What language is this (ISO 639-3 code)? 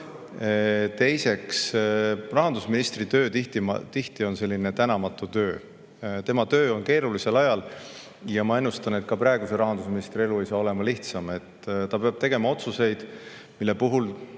est